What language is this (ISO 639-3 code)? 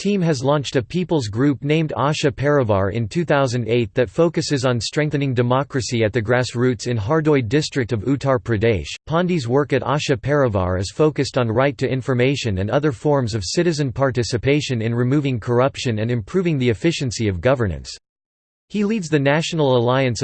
eng